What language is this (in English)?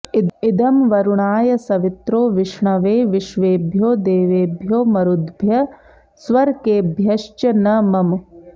Sanskrit